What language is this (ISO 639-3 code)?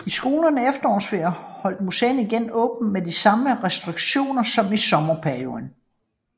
dan